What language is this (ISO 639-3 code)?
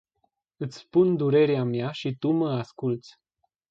ron